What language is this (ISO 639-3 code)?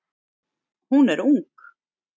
isl